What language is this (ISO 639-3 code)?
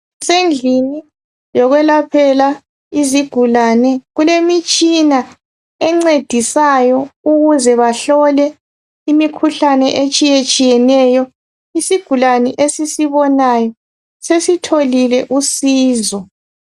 nde